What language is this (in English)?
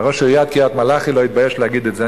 Hebrew